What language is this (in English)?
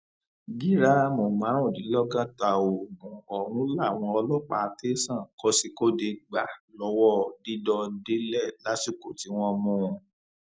Yoruba